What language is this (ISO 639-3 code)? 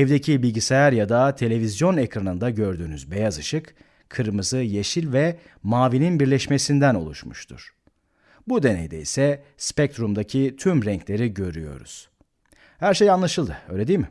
tur